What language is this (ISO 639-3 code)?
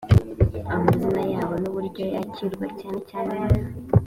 kin